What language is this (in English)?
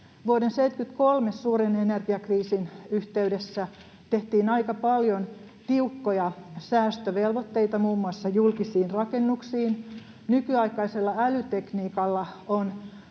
Finnish